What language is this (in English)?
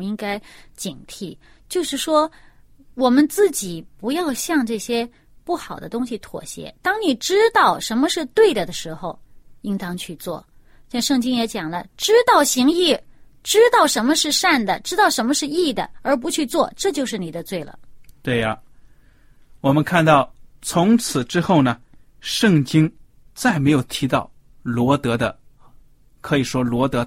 Chinese